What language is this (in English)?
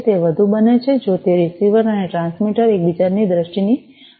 Gujarati